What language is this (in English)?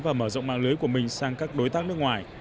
Vietnamese